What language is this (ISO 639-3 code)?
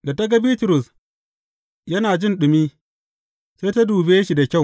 hau